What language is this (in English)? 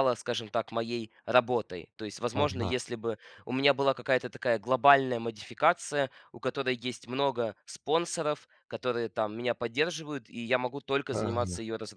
Russian